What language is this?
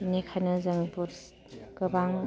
Bodo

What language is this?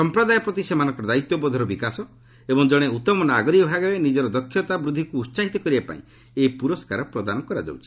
Odia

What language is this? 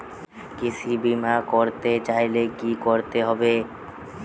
Bangla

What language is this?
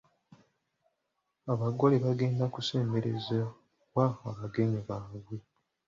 Ganda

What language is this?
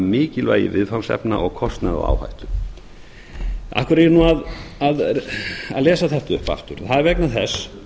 Icelandic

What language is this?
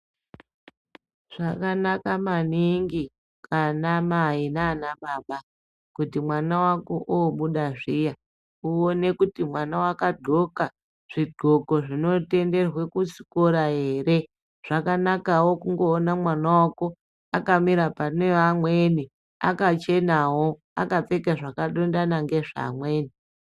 Ndau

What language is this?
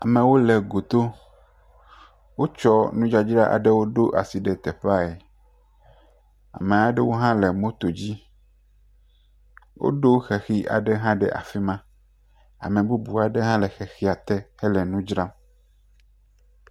Ewe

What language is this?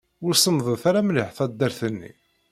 Kabyle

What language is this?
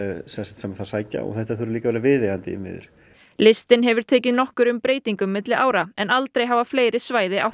Icelandic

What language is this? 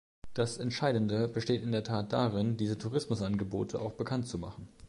German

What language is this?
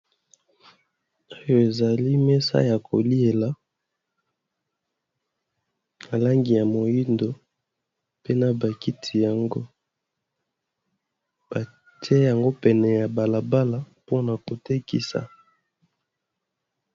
Lingala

